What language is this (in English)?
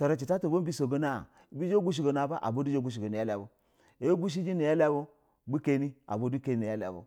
Basa (Nigeria)